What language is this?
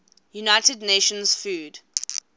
English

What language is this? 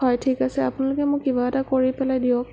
Assamese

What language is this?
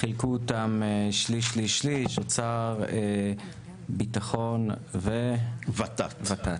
Hebrew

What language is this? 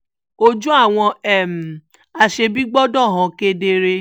Yoruba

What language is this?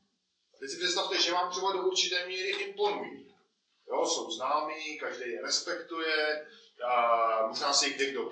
Czech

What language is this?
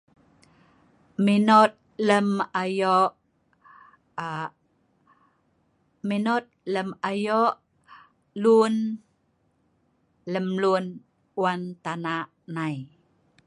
Sa'ban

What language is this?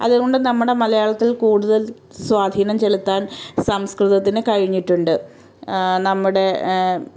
Malayalam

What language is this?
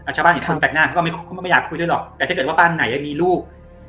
Thai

